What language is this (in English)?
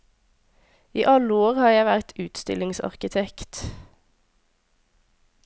Norwegian